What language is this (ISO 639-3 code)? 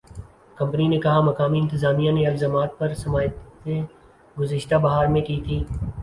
urd